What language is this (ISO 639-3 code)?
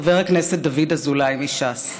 heb